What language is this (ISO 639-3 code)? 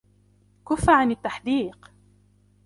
ara